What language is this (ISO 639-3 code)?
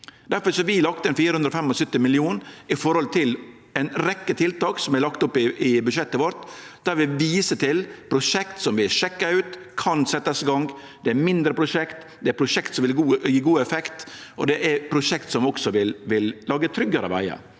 nor